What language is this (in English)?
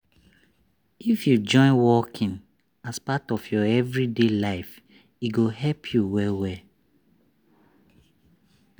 Nigerian Pidgin